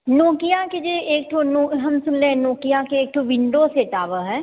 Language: Maithili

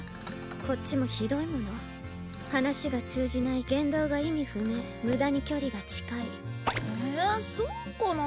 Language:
Japanese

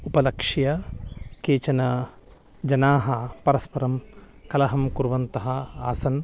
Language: Sanskrit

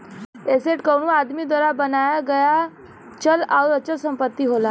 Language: Bhojpuri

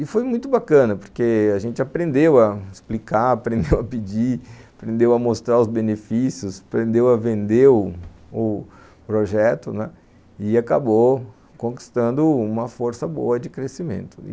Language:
Portuguese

